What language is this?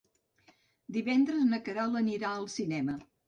Catalan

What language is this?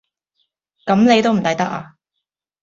Cantonese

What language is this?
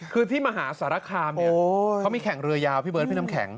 Thai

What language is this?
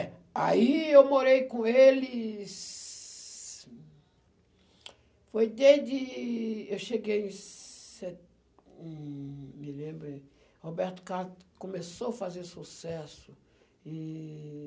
Portuguese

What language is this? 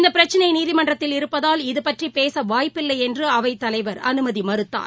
Tamil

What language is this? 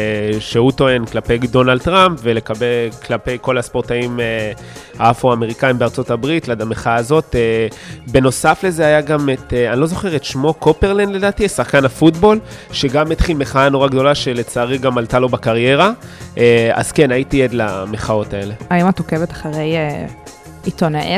Hebrew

